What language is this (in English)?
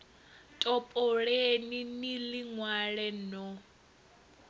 Venda